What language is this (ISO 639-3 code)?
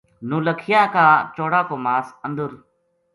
gju